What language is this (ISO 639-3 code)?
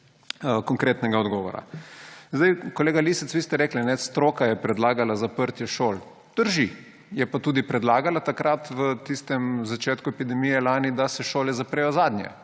slv